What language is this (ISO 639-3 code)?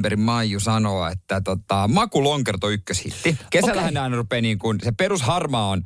fin